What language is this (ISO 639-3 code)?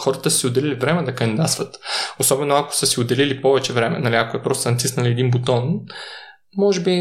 bul